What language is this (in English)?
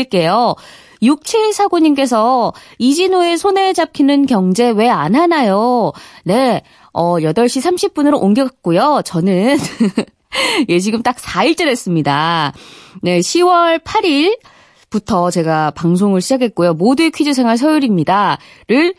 Korean